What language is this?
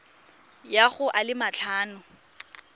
Tswana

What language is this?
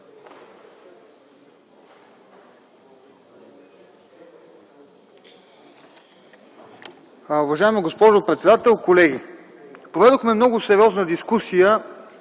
Bulgarian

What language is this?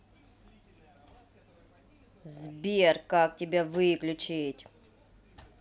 Russian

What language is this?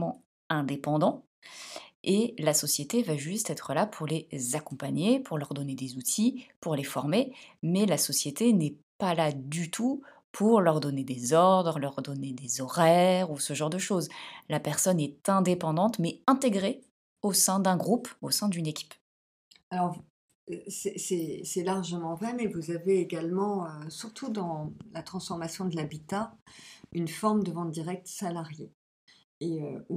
French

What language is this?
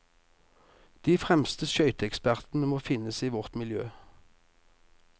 Norwegian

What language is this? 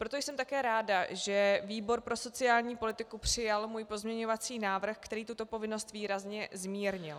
Czech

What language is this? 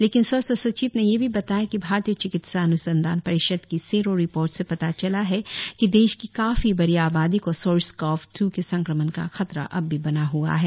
Hindi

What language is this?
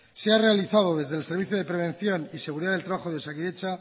Spanish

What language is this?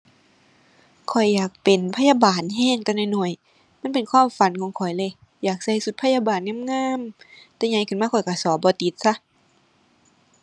Thai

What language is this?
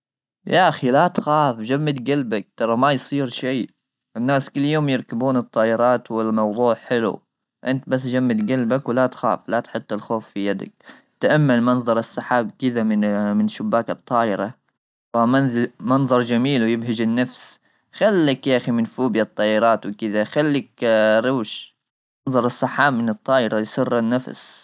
Gulf Arabic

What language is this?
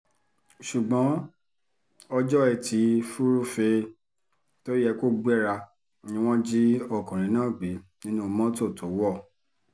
Yoruba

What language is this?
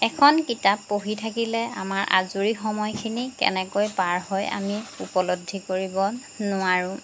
Assamese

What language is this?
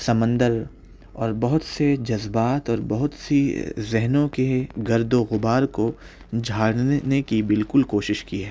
Urdu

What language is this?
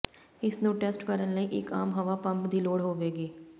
Punjabi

